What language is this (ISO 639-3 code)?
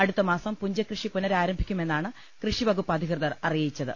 mal